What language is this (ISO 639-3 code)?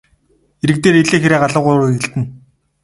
mon